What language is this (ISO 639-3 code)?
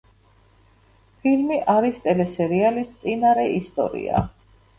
kat